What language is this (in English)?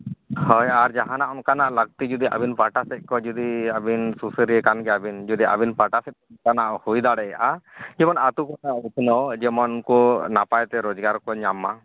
Santali